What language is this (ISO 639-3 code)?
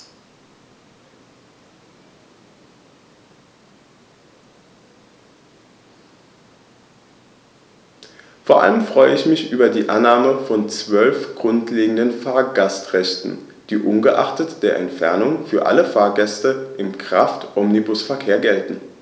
deu